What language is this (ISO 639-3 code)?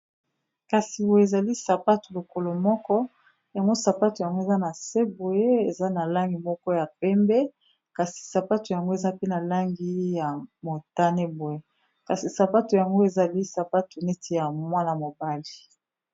lin